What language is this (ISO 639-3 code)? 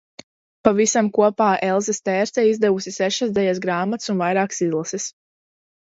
lav